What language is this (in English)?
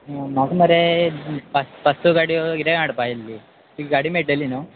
Konkani